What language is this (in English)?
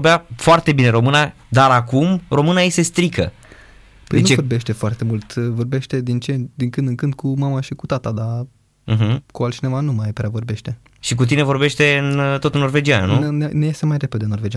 Romanian